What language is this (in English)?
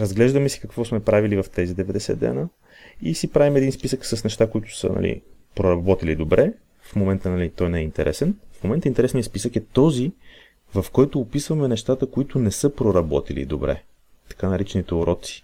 Bulgarian